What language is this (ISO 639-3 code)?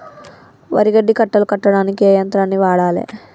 tel